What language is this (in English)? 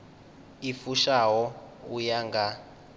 Venda